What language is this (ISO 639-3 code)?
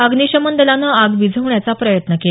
mar